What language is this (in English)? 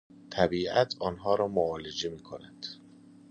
Persian